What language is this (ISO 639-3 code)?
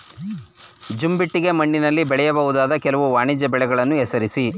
kan